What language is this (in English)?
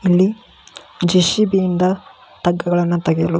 Kannada